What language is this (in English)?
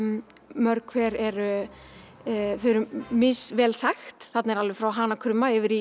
Icelandic